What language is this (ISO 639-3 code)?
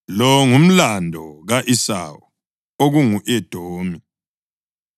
nde